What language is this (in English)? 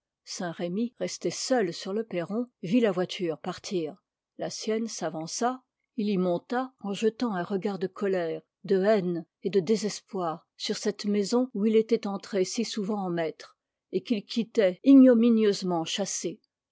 French